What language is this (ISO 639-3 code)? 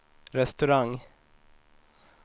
swe